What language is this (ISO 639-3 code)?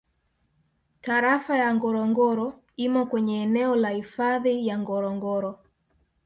swa